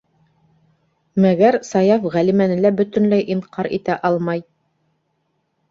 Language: Bashkir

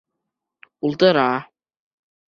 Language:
Bashkir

